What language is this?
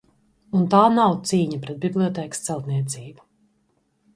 Latvian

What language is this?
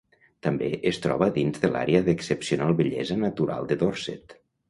Catalan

